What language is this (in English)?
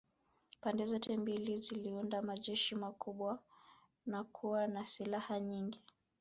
Swahili